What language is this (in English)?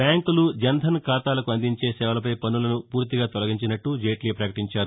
Telugu